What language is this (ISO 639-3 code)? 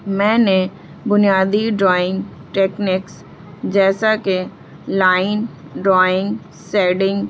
urd